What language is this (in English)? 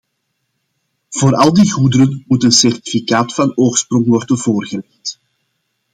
Dutch